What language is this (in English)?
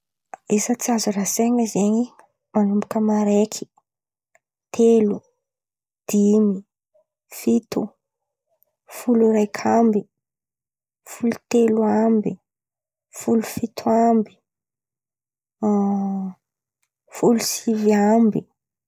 Antankarana Malagasy